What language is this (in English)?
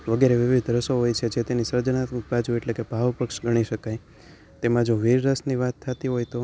Gujarati